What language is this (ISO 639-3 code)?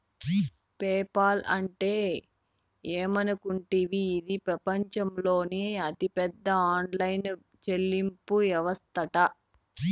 tel